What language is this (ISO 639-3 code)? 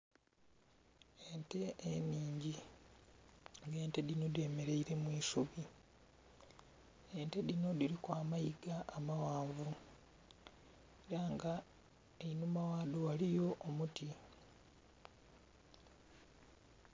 xog